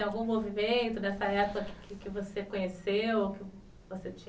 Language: Portuguese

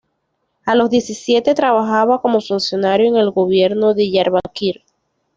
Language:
Spanish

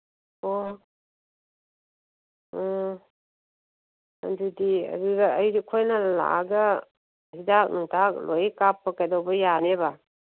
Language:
Manipuri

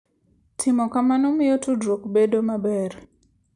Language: Luo (Kenya and Tanzania)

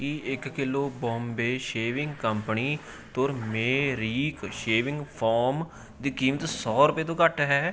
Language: Punjabi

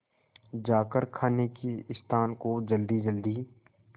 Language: Hindi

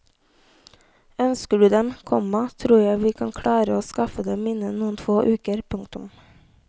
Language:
Norwegian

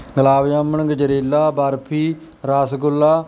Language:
Punjabi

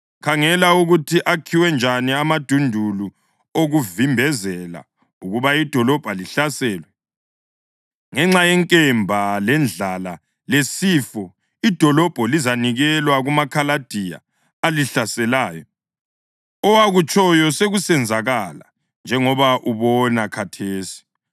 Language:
North Ndebele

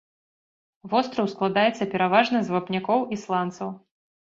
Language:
Belarusian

